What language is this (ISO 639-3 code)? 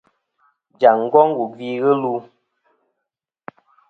bkm